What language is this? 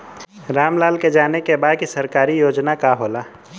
Bhojpuri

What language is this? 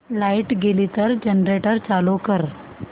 Marathi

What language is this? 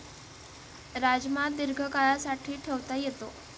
Marathi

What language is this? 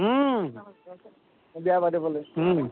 Assamese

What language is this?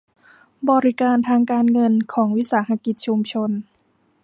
Thai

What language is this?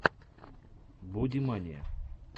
Russian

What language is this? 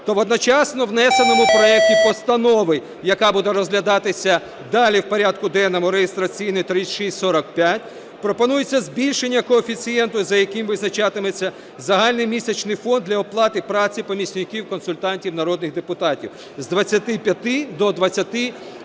Ukrainian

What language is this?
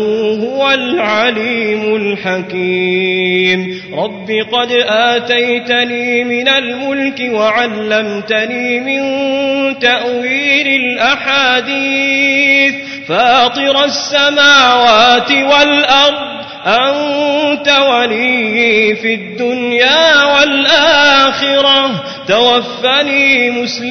Arabic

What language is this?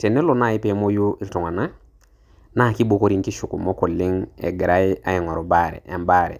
Masai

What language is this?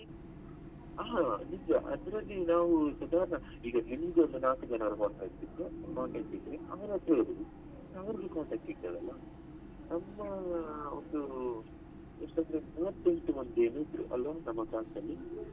Kannada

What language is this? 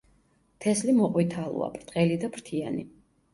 Georgian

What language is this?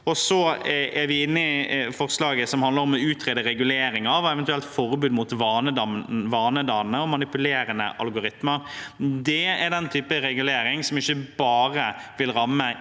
Norwegian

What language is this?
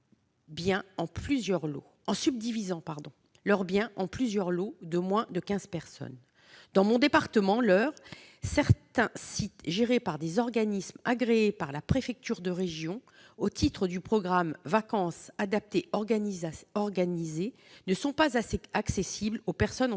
French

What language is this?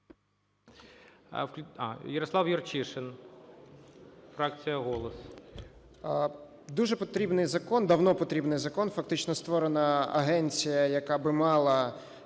Ukrainian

